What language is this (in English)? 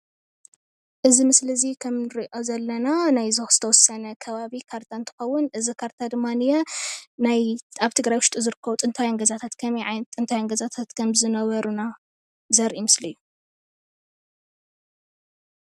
Tigrinya